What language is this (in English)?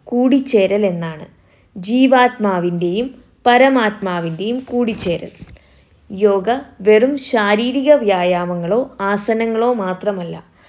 Malayalam